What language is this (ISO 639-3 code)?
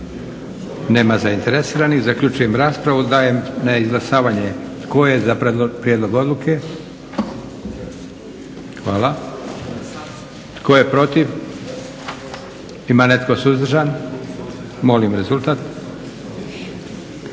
hrv